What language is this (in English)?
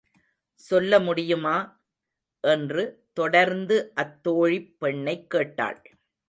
Tamil